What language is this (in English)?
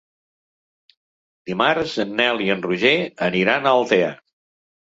Catalan